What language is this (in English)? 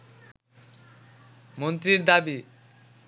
Bangla